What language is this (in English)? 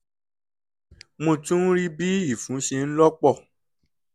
Yoruba